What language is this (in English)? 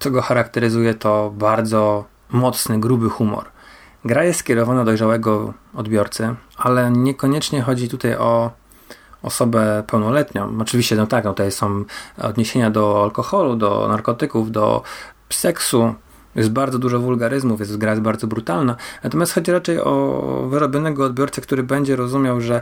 Polish